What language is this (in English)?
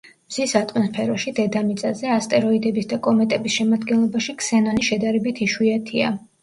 Georgian